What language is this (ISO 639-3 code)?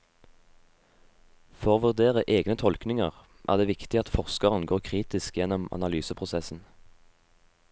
nor